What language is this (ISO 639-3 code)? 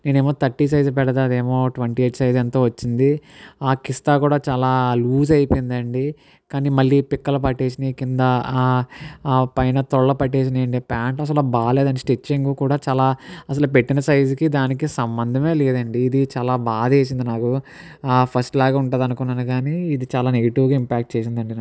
tel